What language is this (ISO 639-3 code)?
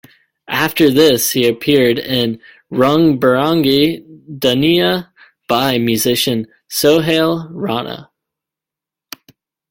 eng